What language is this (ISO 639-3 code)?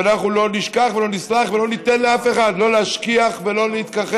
heb